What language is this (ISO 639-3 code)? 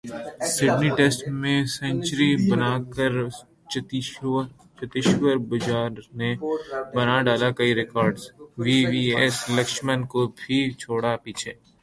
urd